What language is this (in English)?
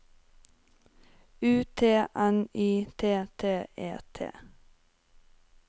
Norwegian